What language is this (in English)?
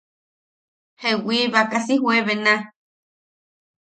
Yaqui